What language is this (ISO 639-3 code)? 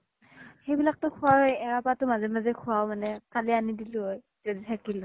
asm